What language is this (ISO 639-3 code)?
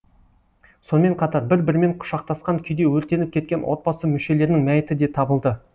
kaz